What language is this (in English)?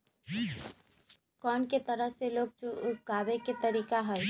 Magahi